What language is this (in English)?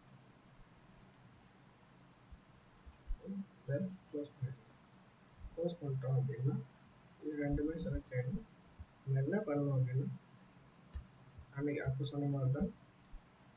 Tamil